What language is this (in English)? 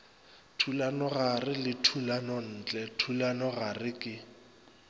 Northern Sotho